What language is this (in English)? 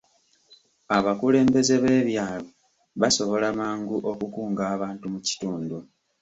Ganda